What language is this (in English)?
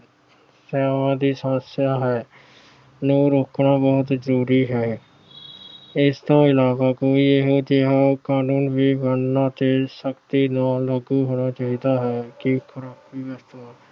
Punjabi